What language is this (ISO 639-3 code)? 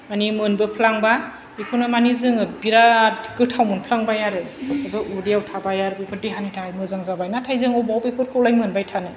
brx